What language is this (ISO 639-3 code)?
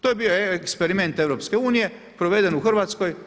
hrv